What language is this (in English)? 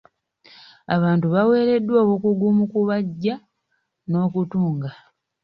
Ganda